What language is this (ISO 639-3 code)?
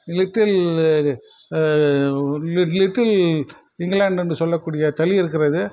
tam